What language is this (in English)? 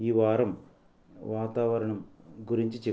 Telugu